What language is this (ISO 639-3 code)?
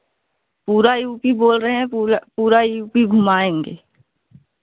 hin